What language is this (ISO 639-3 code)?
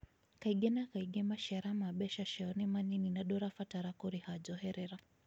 kik